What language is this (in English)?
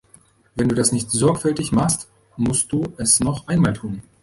German